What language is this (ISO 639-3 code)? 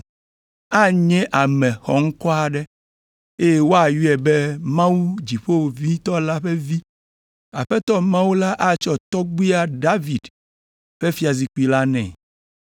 ewe